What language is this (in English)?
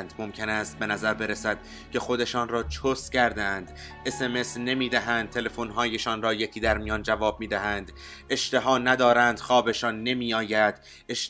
Persian